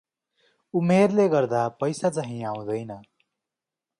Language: Nepali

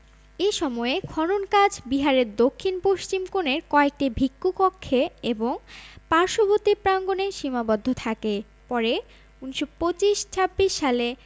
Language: Bangla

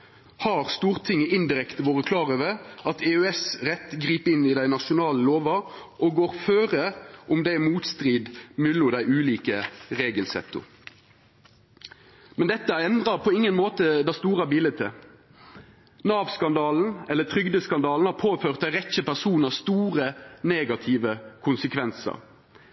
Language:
Norwegian Nynorsk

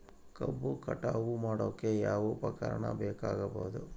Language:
Kannada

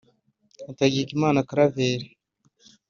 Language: Kinyarwanda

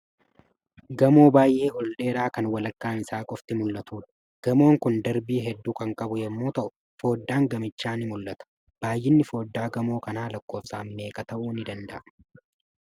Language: Oromo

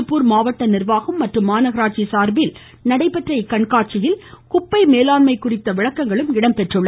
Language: Tamil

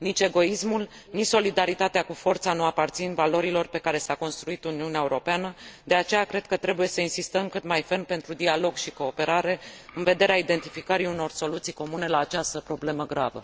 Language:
Romanian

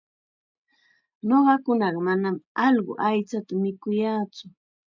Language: Chiquián Ancash Quechua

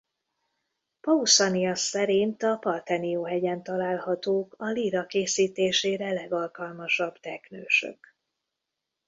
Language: Hungarian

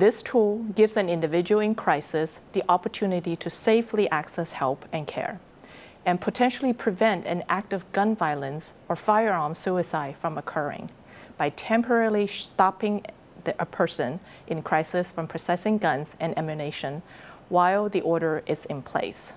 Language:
English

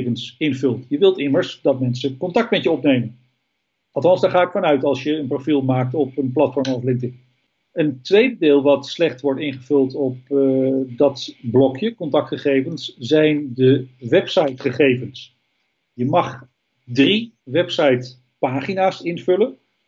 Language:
Dutch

